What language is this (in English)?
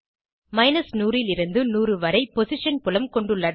Tamil